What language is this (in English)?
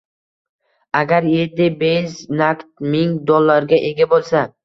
Uzbek